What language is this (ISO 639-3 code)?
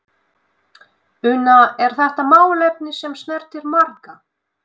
isl